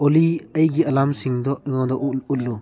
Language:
Manipuri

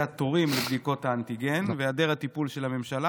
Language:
Hebrew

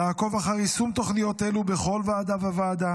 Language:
Hebrew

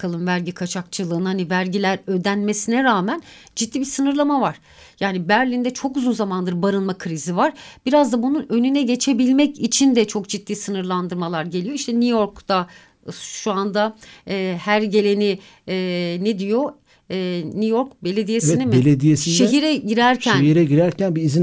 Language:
Turkish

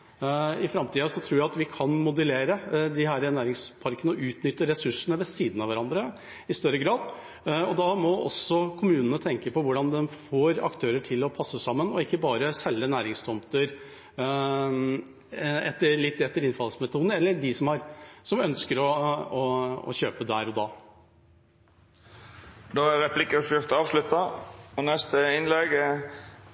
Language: Norwegian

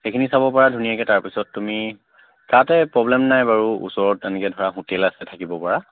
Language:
Assamese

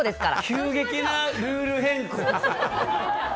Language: Japanese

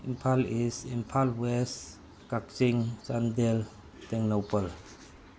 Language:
Manipuri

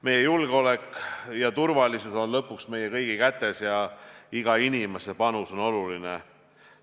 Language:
Estonian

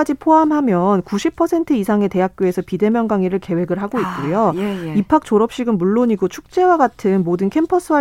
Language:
Korean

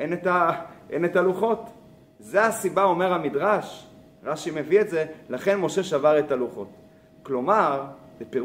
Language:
Hebrew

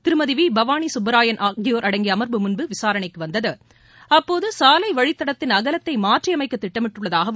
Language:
Tamil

